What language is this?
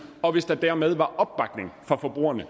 Danish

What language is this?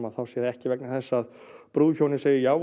Icelandic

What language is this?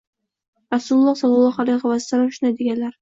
Uzbek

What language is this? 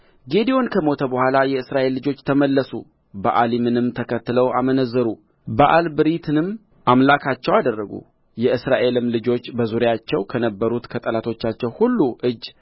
Amharic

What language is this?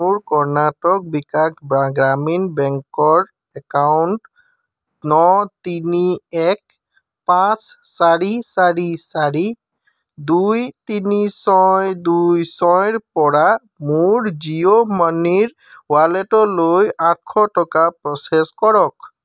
Assamese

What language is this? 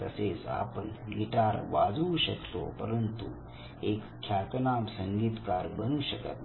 Marathi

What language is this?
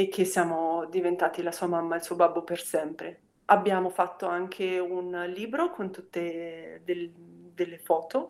Italian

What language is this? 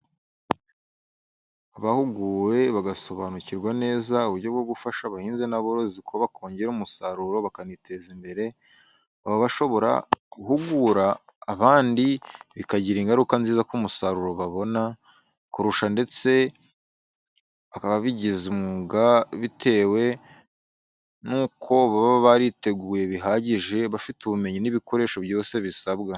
Kinyarwanda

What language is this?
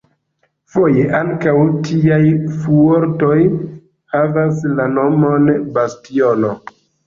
Esperanto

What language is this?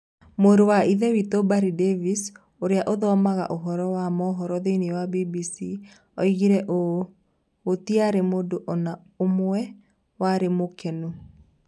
Kikuyu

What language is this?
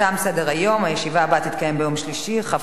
Hebrew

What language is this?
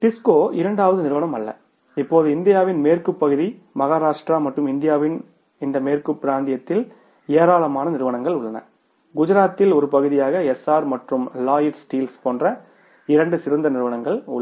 Tamil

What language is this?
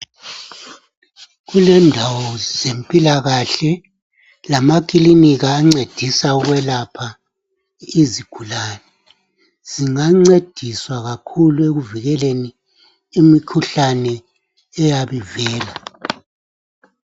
North Ndebele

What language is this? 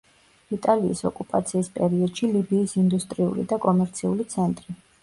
Georgian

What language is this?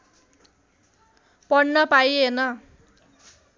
Nepali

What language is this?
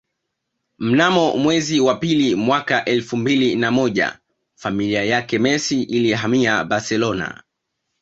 Swahili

